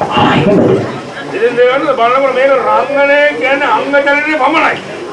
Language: Sinhala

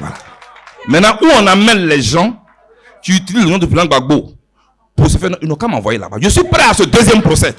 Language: French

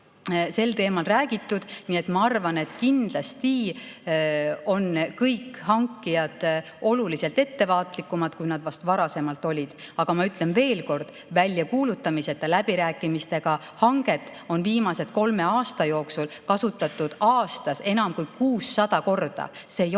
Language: Estonian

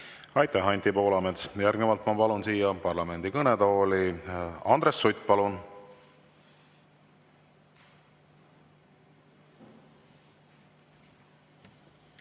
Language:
Estonian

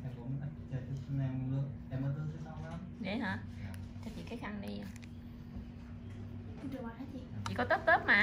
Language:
Vietnamese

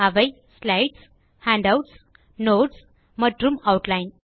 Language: Tamil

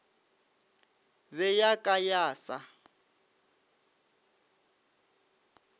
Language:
Northern Sotho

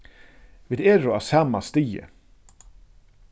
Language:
Faroese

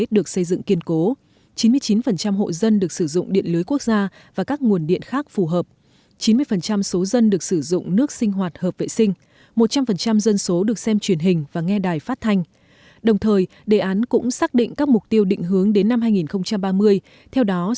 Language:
Vietnamese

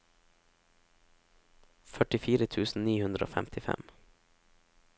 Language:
Norwegian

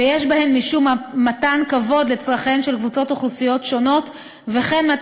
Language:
Hebrew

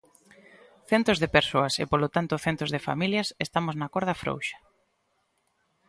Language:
Galician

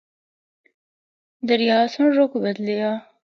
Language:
Northern Hindko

